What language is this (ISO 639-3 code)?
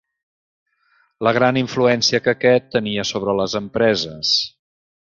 cat